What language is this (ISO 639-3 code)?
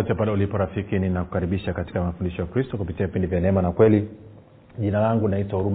swa